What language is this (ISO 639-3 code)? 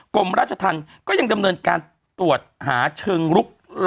tha